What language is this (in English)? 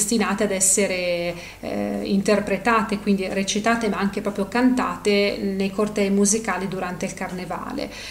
Italian